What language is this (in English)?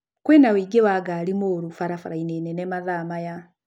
Kikuyu